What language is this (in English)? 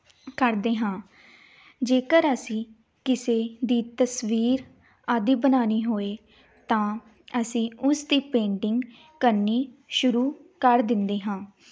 Punjabi